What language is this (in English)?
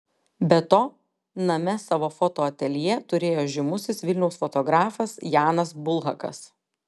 Lithuanian